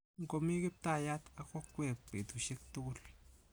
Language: Kalenjin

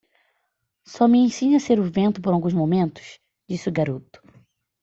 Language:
Portuguese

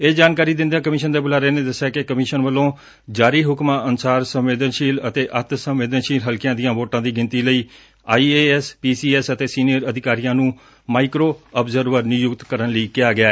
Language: Punjabi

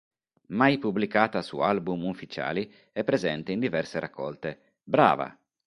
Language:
Italian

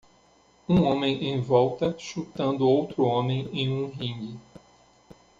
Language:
Portuguese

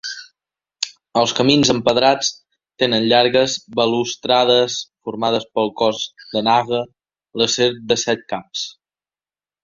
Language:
Catalan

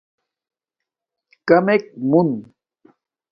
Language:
Domaaki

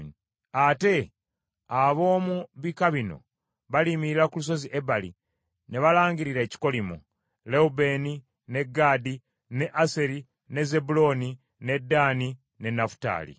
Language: Ganda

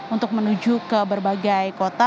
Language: Indonesian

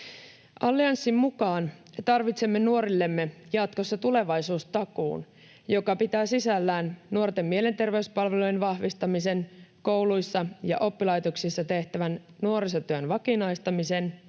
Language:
Finnish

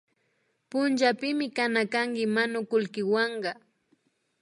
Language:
Imbabura Highland Quichua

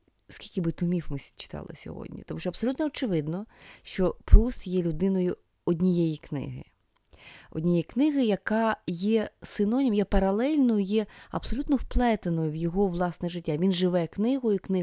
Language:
Ukrainian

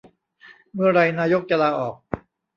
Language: Thai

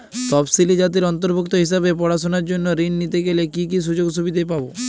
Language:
Bangla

